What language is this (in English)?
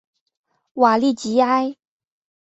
Chinese